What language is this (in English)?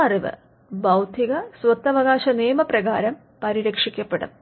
Malayalam